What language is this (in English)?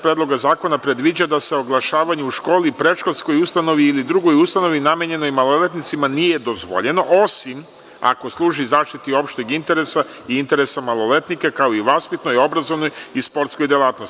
Serbian